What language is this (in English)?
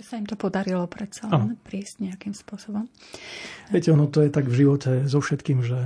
Slovak